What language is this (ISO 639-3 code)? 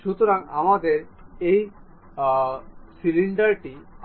ben